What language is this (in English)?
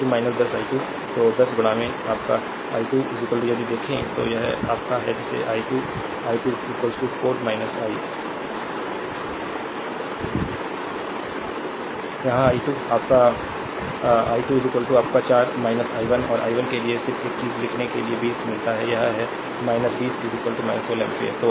Hindi